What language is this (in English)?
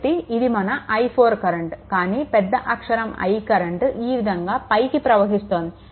Telugu